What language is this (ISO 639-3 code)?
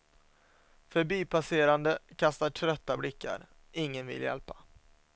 swe